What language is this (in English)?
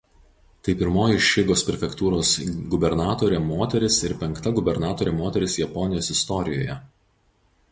Lithuanian